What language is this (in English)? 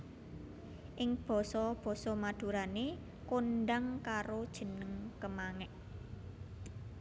Javanese